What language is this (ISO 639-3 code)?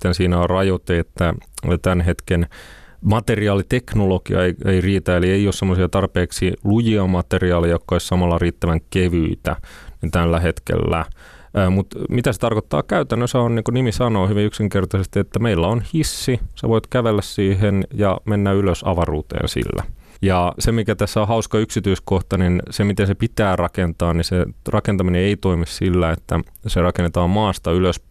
fin